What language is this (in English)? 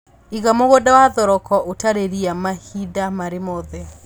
Kikuyu